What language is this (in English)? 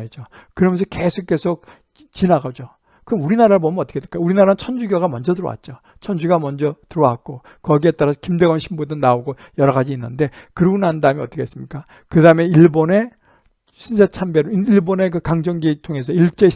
Korean